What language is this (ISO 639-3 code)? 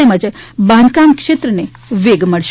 guj